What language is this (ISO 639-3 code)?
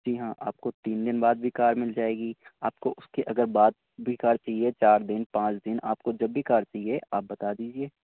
urd